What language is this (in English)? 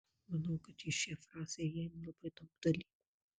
Lithuanian